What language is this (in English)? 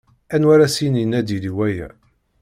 Kabyle